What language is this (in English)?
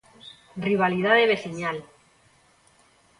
Galician